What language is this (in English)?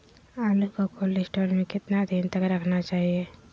Magahi